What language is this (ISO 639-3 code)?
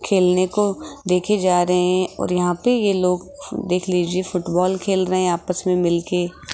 hin